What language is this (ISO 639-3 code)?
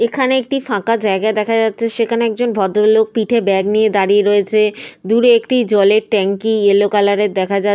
ben